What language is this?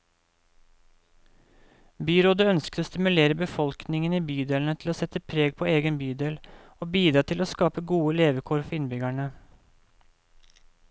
Norwegian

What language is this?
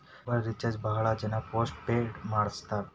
Kannada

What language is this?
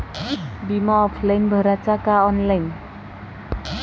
Marathi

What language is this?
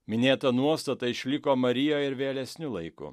Lithuanian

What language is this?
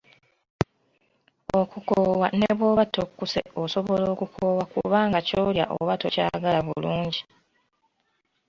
Ganda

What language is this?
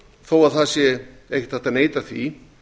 Icelandic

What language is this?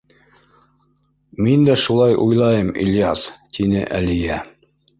Bashkir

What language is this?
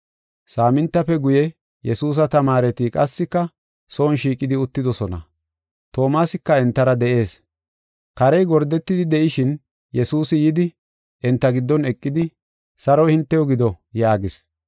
Gofa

